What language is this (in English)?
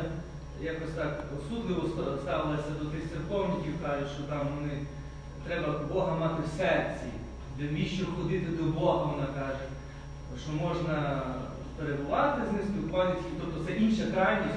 Ukrainian